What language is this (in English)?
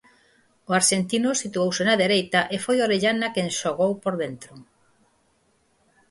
Galician